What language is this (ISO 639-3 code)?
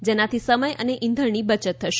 guj